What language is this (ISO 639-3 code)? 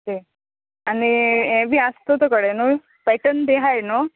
kok